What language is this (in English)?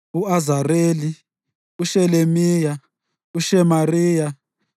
North Ndebele